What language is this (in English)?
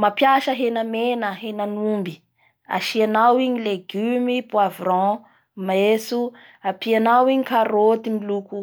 Bara Malagasy